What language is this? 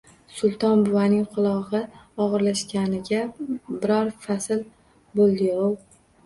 Uzbek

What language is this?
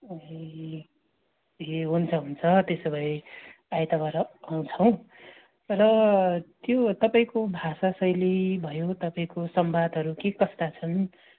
Nepali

